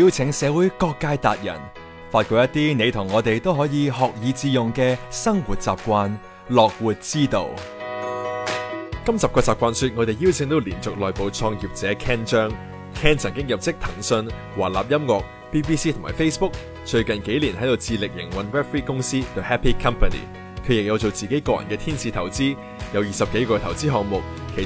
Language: Chinese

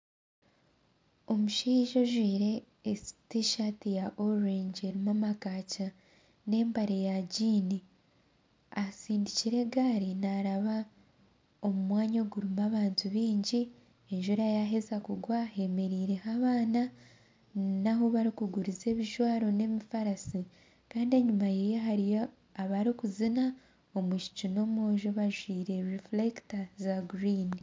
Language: Nyankole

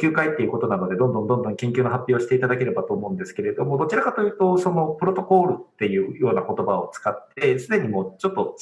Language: Japanese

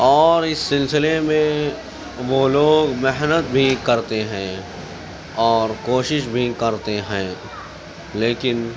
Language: Urdu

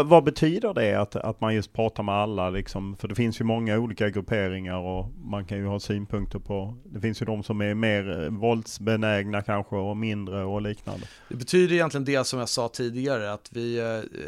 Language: Swedish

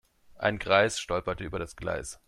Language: German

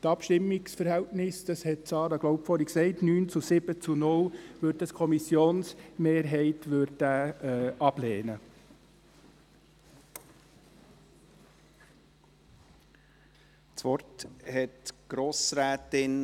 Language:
Swiss German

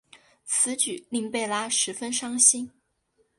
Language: Chinese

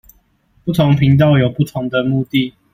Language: Chinese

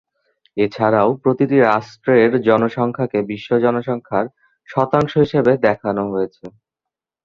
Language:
Bangla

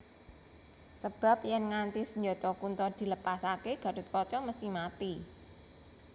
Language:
Javanese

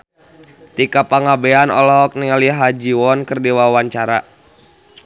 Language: Sundanese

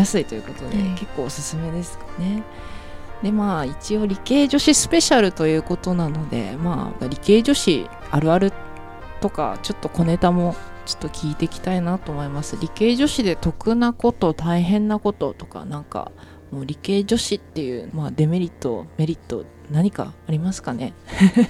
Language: Japanese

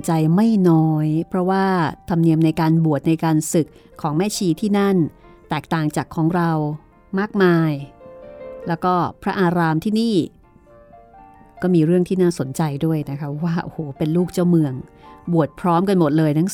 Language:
Thai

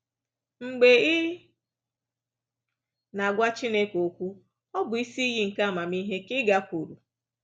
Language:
Igbo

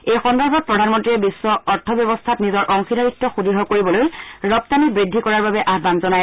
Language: Assamese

